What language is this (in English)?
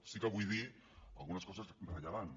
Catalan